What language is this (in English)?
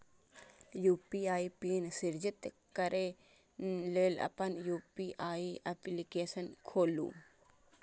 Maithili